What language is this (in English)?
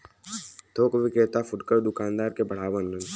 Bhojpuri